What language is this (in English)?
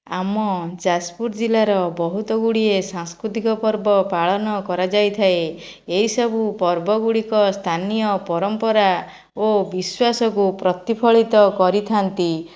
Odia